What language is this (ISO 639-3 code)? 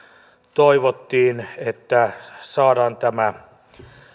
fin